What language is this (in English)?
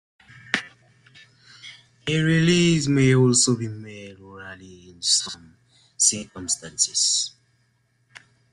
English